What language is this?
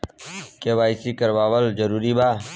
Bhojpuri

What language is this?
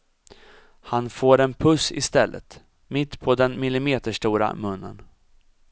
Swedish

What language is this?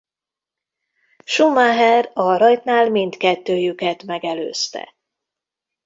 Hungarian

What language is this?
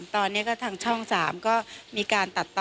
Thai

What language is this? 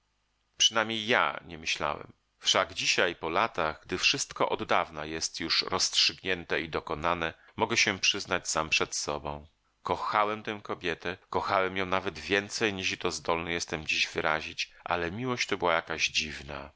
Polish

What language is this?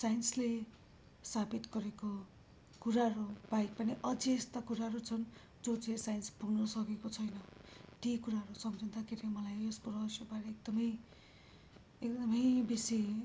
Nepali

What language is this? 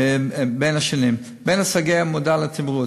Hebrew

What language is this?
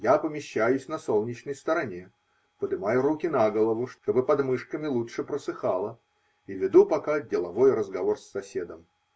Russian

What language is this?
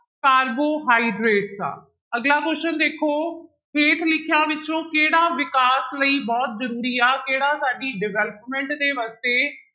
Punjabi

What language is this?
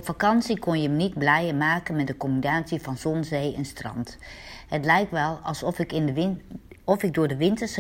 Dutch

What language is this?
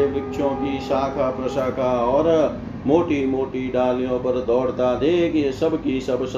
Hindi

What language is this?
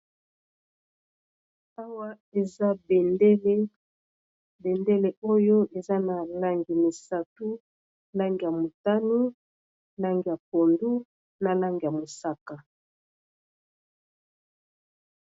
Lingala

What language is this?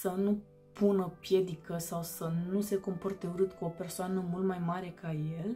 Romanian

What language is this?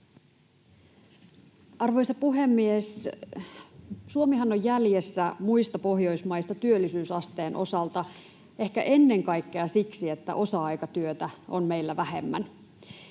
Finnish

